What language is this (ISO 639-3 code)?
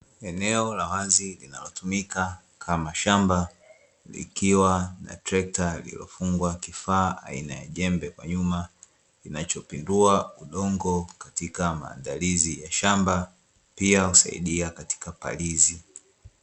swa